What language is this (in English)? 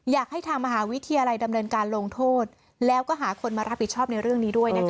Thai